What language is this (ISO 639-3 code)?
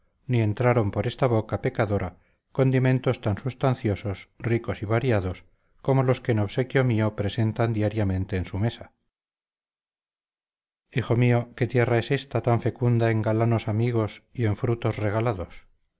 spa